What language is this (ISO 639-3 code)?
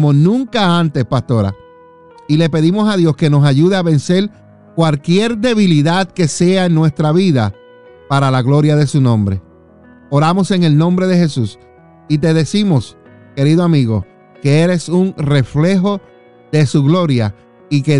spa